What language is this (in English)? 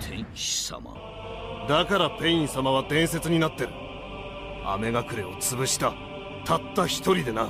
Japanese